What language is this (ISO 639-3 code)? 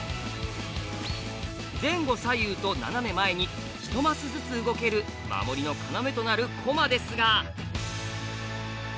jpn